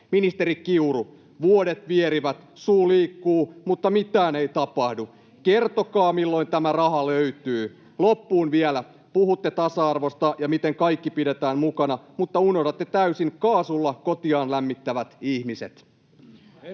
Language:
Finnish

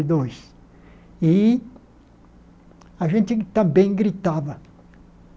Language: Portuguese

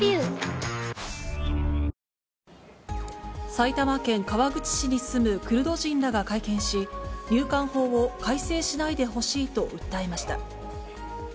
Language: Japanese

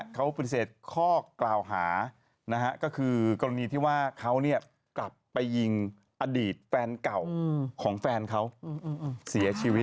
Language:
Thai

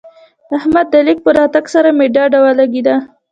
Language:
Pashto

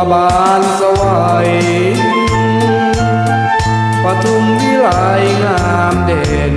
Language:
Thai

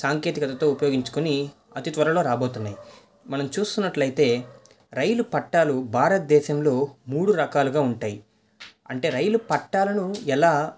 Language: Telugu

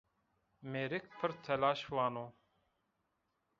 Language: Zaza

